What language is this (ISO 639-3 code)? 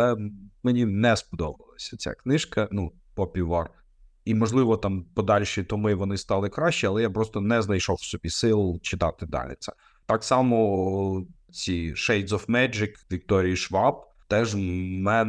ukr